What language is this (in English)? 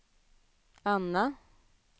Swedish